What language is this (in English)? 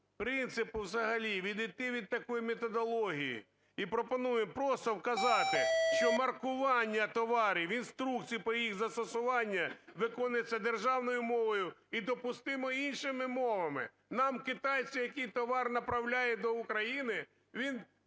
Ukrainian